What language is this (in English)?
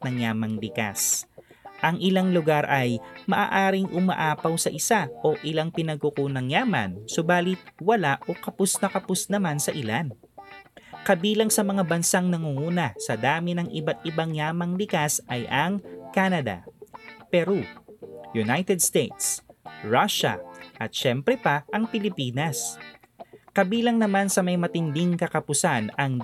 Filipino